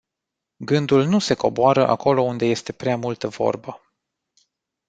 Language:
Romanian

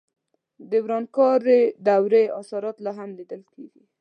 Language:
Pashto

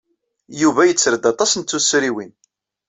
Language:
Kabyle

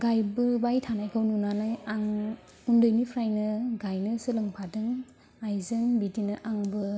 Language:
Bodo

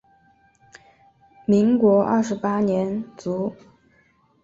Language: Chinese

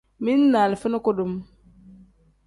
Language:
Tem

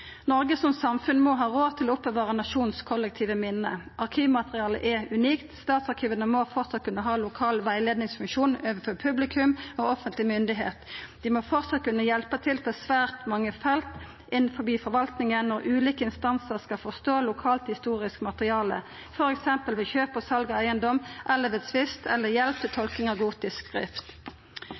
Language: Norwegian Nynorsk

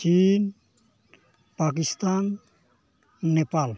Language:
Santali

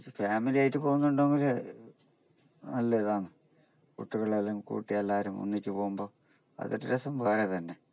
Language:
Malayalam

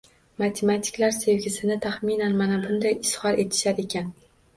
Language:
Uzbek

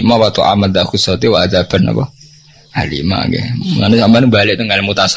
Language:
Indonesian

